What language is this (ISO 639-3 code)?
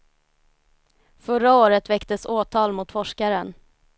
swe